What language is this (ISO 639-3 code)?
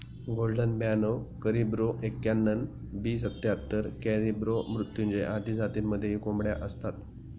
mar